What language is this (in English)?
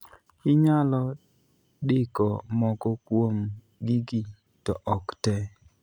Luo (Kenya and Tanzania)